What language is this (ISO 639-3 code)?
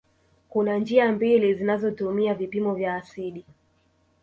swa